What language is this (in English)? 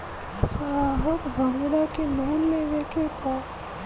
Bhojpuri